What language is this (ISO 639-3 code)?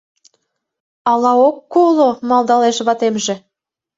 chm